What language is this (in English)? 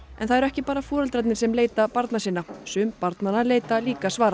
Icelandic